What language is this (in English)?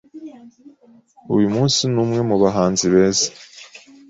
Kinyarwanda